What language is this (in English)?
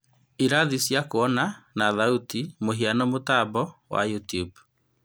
Kikuyu